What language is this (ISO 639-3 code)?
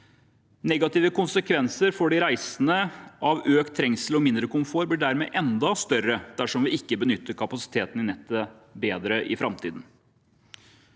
nor